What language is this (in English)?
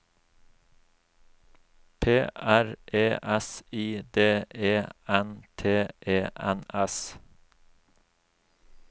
Norwegian